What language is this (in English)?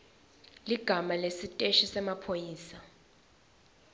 Swati